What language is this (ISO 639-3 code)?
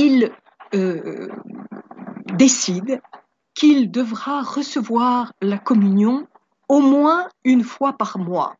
fra